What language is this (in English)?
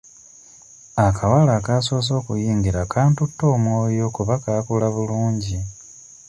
Ganda